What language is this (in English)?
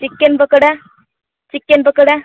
Odia